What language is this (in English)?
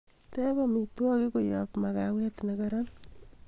Kalenjin